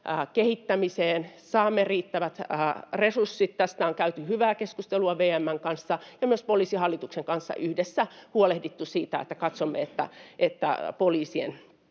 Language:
Finnish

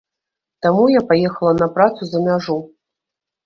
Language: Belarusian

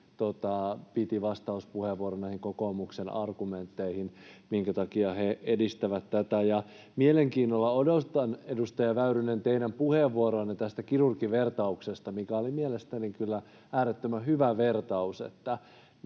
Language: Finnish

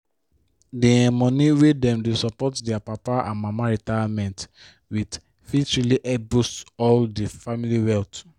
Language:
Nigerian Pidgin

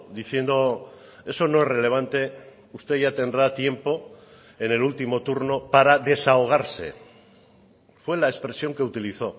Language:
Spanish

